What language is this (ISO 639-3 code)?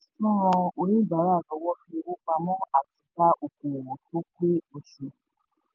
yor